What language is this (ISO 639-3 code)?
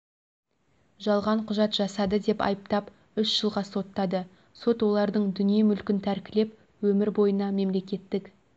kaz